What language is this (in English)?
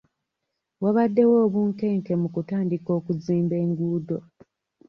Ganda